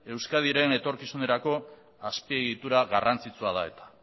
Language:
Basque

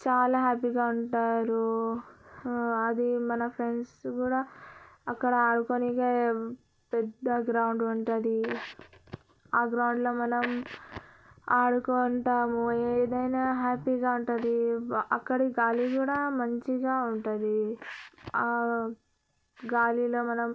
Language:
Telugu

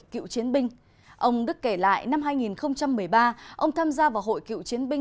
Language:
Vietnamese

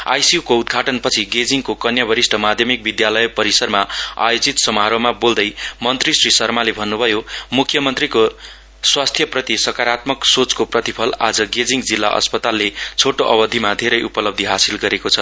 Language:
Nepali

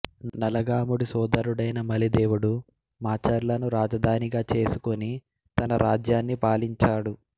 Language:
Telugu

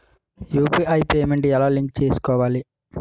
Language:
Telugu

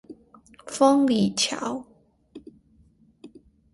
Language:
Chinese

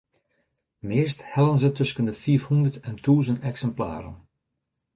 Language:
Western Frisian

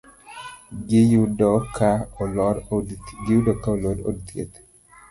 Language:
Luo (Kenya and Tanzania)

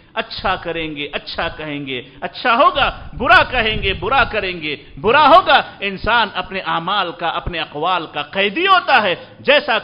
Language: Arabic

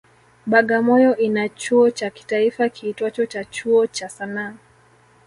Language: Swahili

